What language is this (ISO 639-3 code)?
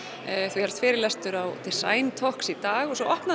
isl